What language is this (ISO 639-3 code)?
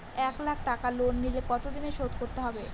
ben